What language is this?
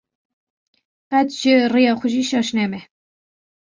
Kurdish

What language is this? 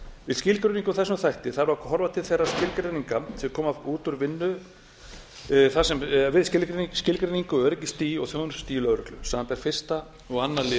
Icelandic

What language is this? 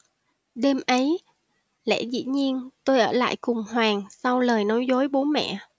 Vietnamese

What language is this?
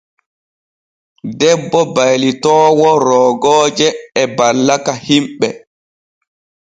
Borgu Fulfulde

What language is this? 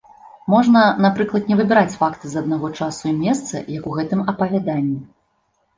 Belarusian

